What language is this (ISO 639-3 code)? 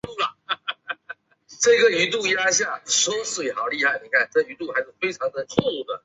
zho